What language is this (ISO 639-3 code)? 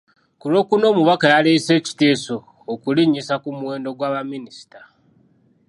lug